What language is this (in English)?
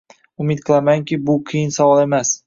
Uzbek